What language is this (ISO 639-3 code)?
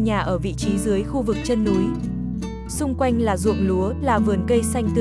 vie